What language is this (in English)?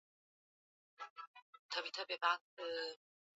Swahili